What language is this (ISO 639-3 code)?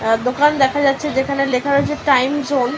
ben